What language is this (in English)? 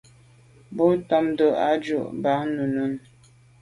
Medumba